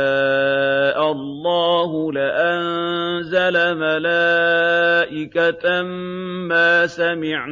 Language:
Arabic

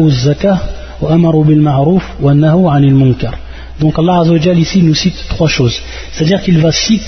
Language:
French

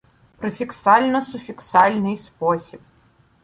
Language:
Ukrainian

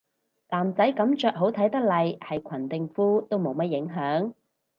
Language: Cantonese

